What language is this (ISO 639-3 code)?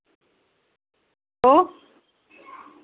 doi